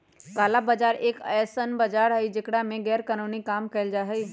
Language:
Magahi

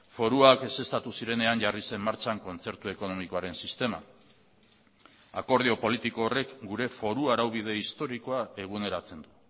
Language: Basque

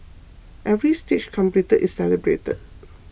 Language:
English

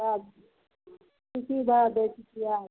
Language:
Maithili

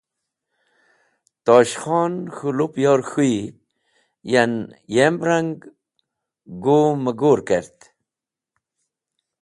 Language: Wakhi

